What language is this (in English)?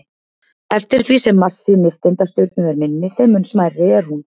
Icelandic